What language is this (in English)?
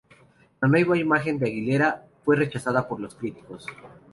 Spanish